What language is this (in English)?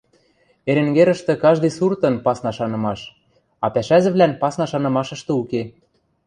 Western Mari